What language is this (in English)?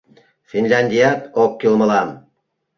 Mari